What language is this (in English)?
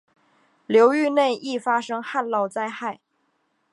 Chinese